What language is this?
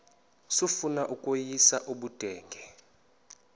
Xhosa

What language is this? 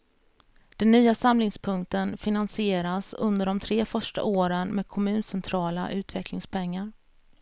Swedish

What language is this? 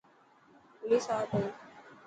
Dhatki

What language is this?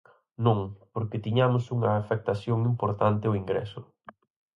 Galician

